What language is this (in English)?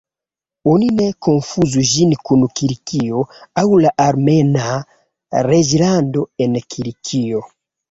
Esperanto